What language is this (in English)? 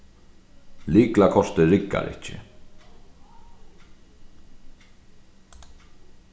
Faroese